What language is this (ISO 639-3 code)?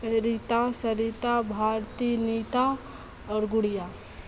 mai